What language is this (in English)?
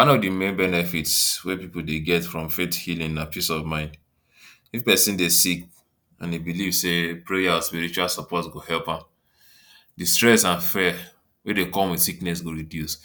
Nigerian Pidgin